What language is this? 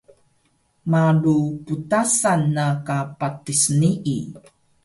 Taroko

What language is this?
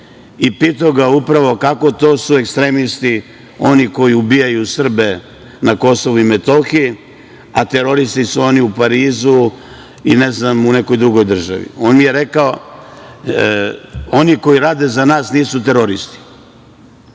Serbian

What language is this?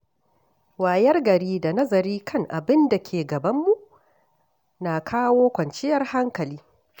Hausa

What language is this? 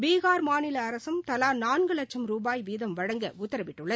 Tamil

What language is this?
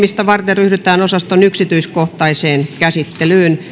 Finnish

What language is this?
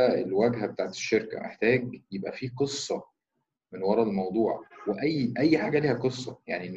Arabic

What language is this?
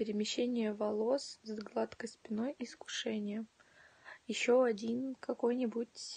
Russian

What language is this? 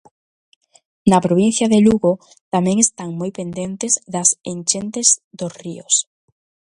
Galician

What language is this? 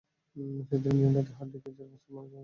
Bangla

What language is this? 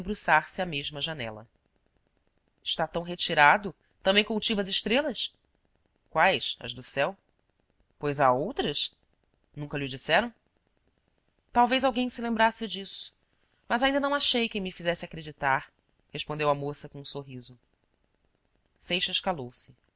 Portuguese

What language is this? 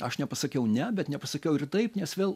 Lithuanian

